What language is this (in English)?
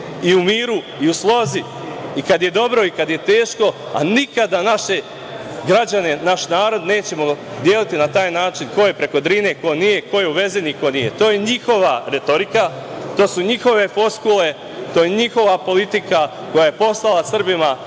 Serbian